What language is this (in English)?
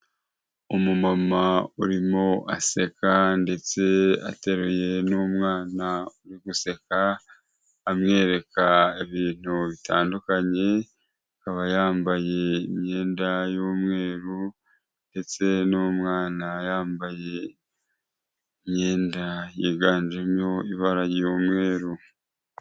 Kinyarwanda